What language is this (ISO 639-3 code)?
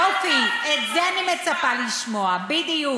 heb